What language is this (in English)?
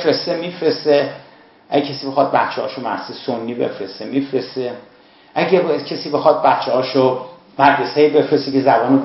Persian